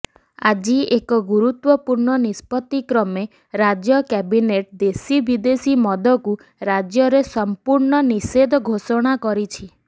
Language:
Odia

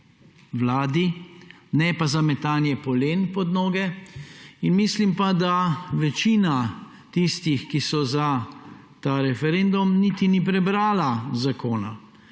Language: Slovenian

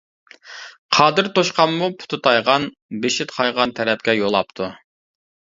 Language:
Uyghur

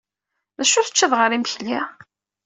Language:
Kabyle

